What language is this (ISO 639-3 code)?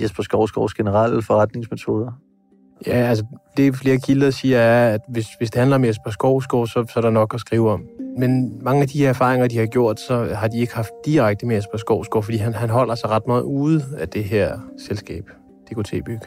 dan